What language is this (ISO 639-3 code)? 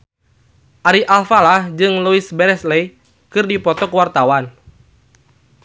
sun